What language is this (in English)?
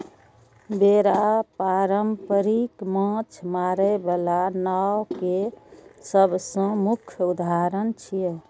Maithili